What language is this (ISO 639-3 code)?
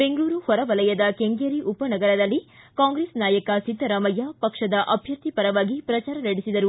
kan